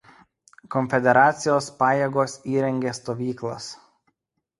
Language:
Lithuanian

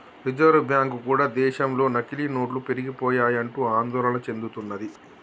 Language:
Telugu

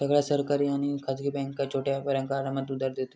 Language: Marathi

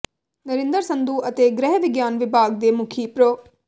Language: Punjabi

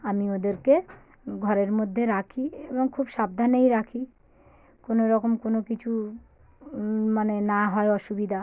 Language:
Bangla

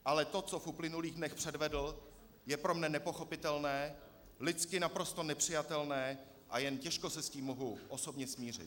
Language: Czech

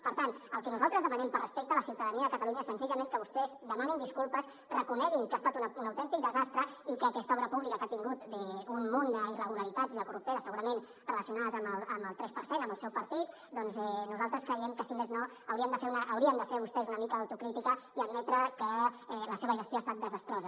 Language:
Catalan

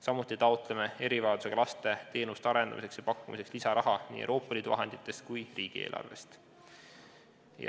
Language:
Estonian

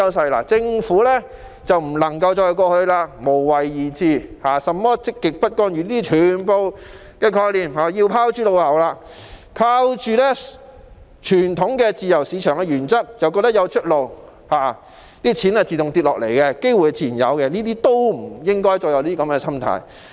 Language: Cantonese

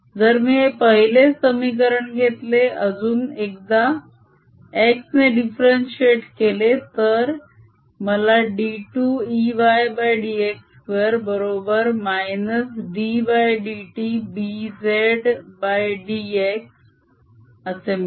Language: Marathi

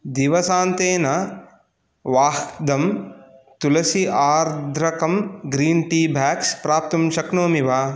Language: Sanskrit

